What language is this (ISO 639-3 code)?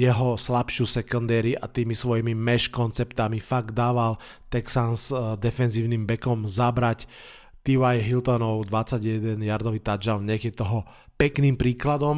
slk